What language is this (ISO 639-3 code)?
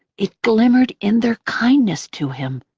eng